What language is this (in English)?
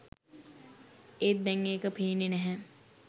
Sinhala